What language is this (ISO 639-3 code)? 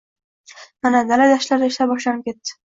uzb